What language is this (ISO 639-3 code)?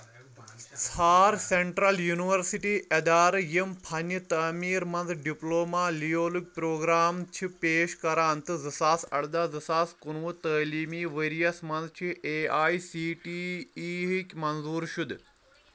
kas